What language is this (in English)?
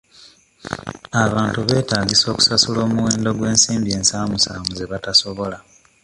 Ganda